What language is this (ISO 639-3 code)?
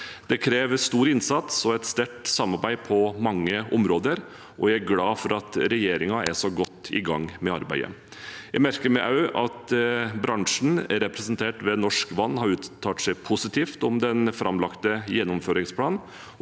nor